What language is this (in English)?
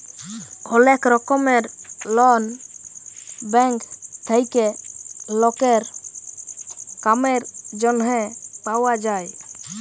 Bangla